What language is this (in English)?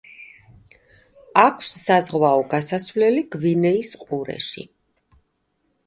Georgian